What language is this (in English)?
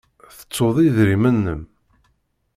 Kabyle